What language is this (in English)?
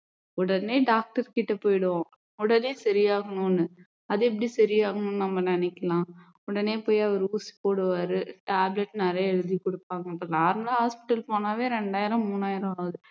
Tamil